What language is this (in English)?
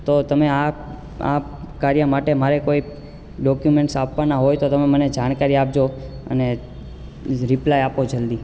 Gujarati